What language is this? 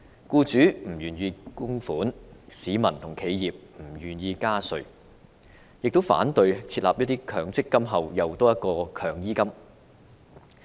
Cantonese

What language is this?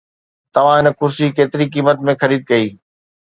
Sindhi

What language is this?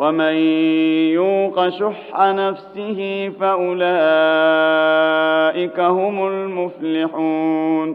Arabic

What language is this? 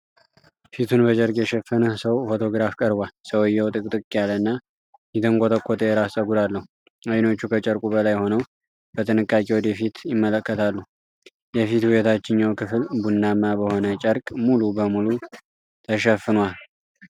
Amharic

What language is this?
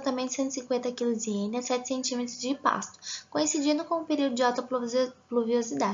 Portuguese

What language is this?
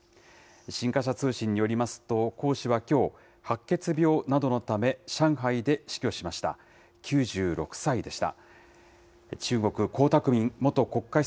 Japanese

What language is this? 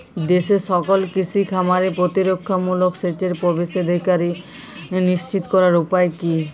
Bangla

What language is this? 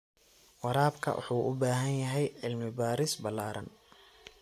Somali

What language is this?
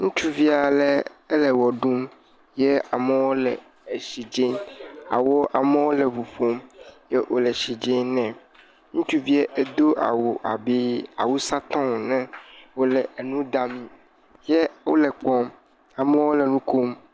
Ewe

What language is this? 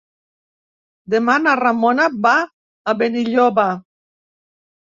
Catalan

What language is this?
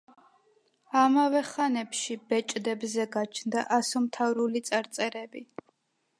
Georgian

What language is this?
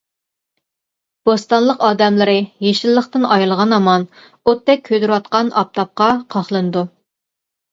Uyghur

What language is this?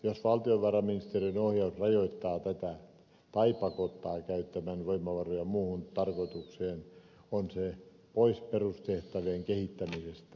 Finnish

